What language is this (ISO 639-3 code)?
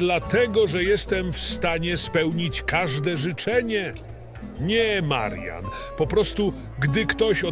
pol